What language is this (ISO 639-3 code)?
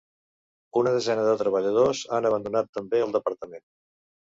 cat